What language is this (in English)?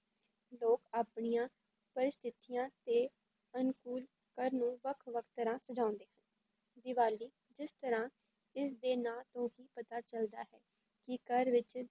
Punjabi